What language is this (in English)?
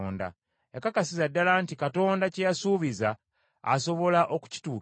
Ganda